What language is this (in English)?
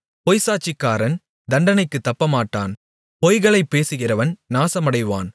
Tamil